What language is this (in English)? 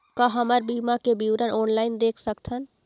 Chhattisgarhi